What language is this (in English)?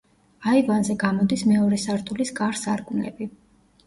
Georgian